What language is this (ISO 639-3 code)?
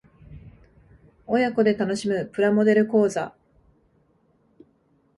jpn